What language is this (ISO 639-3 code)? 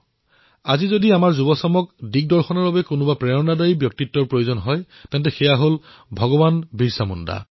asm